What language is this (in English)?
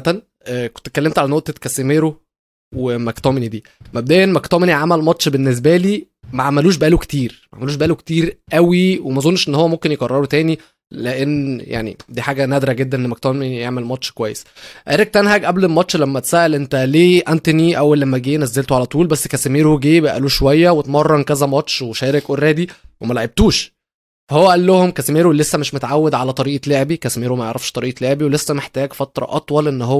Arabic